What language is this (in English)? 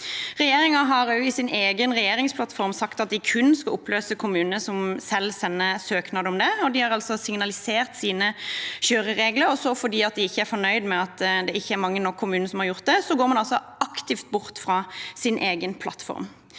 Norwegian